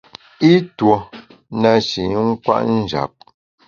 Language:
Bamun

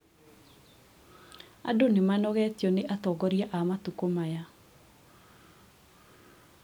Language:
Kikuyu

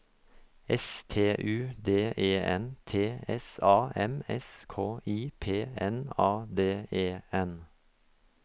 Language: Norwegian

